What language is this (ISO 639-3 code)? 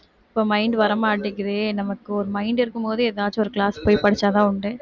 tam